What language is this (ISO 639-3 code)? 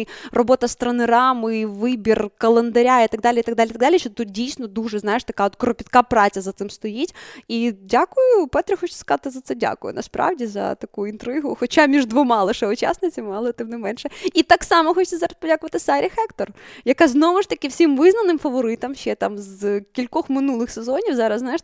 ukr